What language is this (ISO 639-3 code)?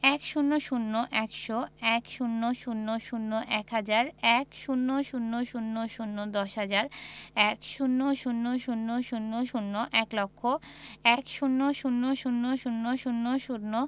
ben